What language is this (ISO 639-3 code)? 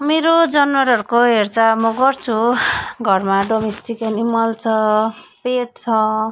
nep